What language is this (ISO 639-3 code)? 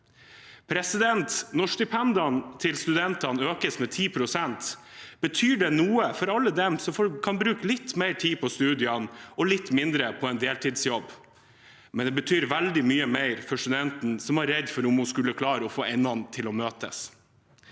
nor